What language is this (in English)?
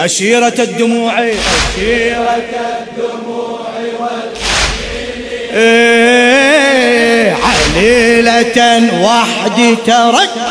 Arabic